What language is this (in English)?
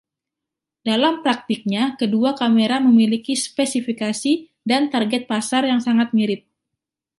Indonesian